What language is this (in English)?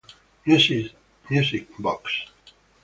Italian